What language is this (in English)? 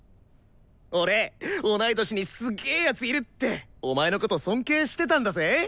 Japanese